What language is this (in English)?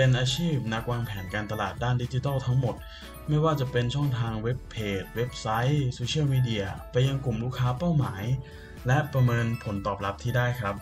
Thai